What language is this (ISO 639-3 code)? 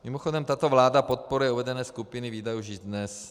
ces